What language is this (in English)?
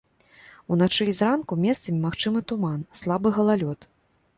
Belarusian